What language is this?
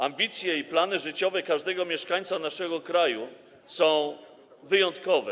Polish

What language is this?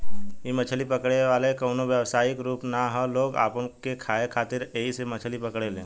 Bhojpuri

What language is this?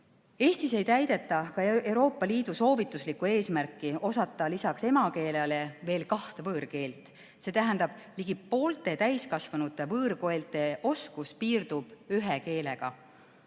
Estonian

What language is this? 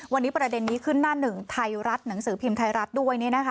Thai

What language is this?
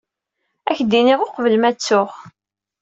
Kabyle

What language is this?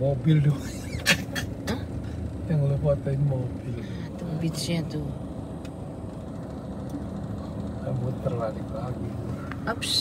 Indonesian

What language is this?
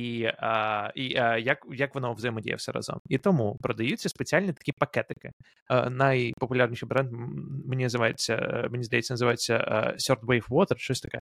Ukrainian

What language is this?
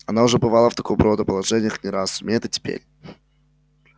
Russian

